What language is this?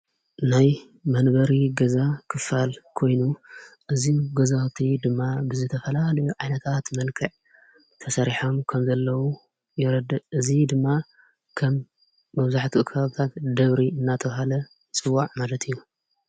Tigrinya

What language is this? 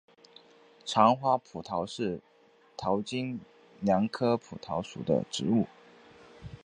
Chinese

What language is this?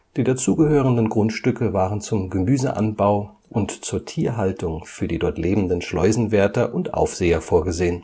German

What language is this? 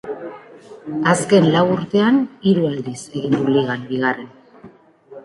Basque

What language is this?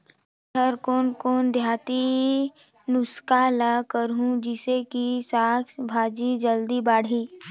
Chhattisgarhi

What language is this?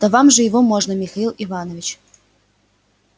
Russian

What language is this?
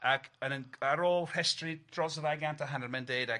Welsh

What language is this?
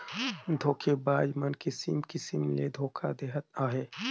Chhattisgarhi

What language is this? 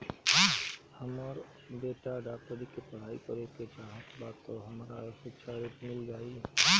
Bhojpuri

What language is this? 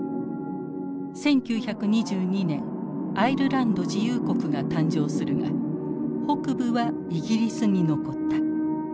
Japanese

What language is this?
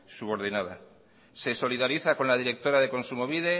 Spanish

